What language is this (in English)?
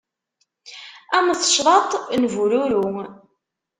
Kabyle